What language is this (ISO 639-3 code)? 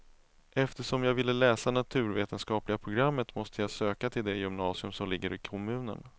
swe